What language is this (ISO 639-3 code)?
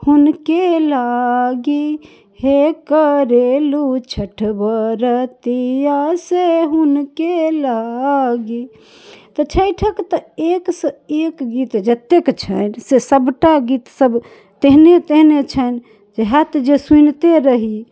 mai